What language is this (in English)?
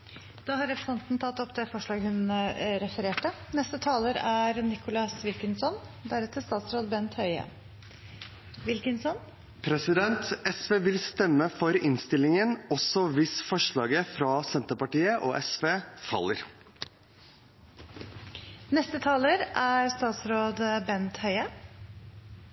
Norwegian